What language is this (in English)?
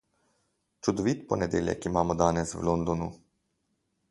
Slovenian